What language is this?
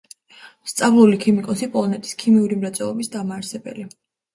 Georgian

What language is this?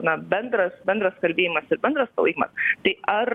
Lithuanian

